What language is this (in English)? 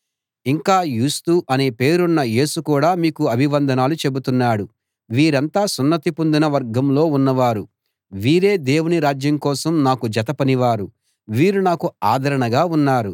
Telugu